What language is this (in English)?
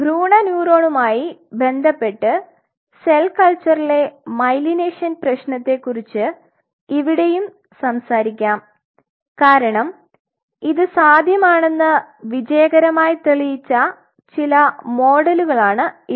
Malayalam